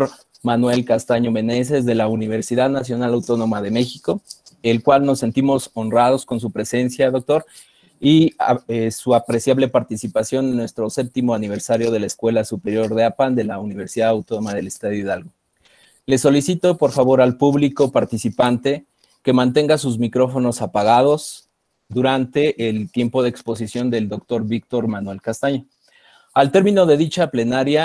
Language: Spanish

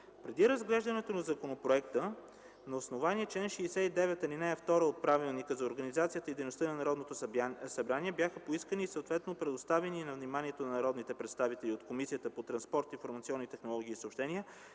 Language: Bulgarian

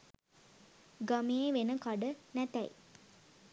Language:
Sinhala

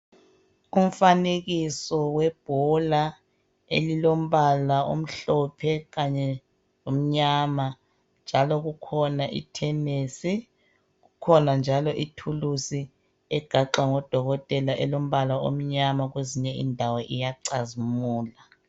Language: North Ndebele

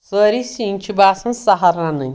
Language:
Kashmiri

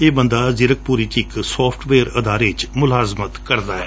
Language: Punjabi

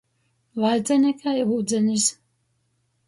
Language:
Latgalian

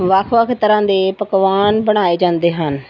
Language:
Punjabi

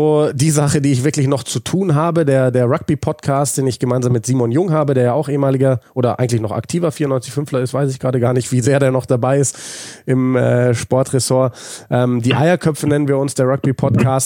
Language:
German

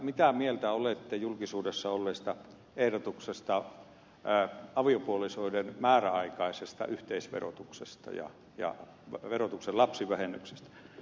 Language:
Finnish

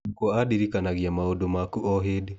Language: Kikuyu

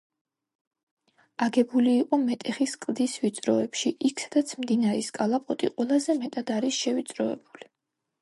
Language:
Georgian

